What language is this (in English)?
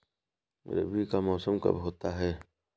Hindi